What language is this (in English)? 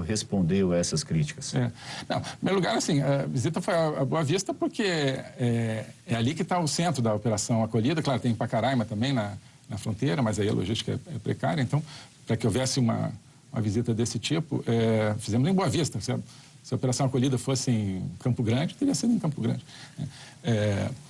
Portuguese